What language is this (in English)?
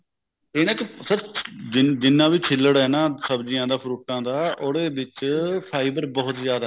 Punjabi